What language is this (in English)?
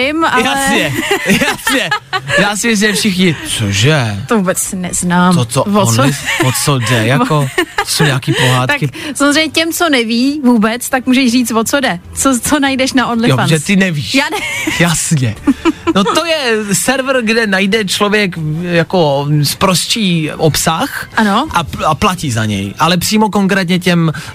Czech